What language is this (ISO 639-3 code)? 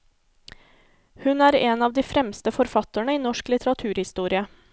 nor